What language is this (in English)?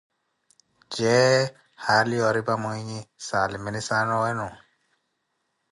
Koti